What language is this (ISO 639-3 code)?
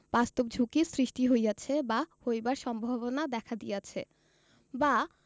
ben